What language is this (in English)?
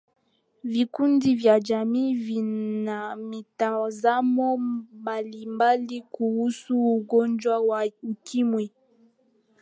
Swahili